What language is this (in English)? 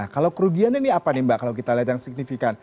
Indonesian